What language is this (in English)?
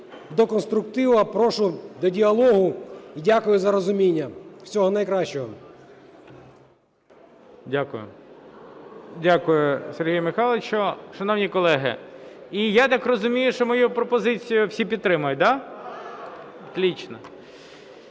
Ukrainian